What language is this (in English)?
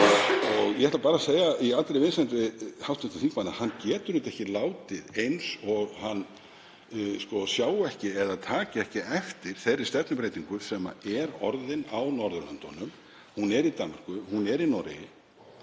Icelandic